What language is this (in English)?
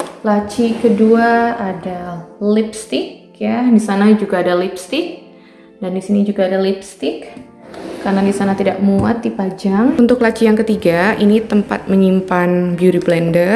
Indonesian